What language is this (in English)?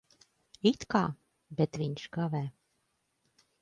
Latvian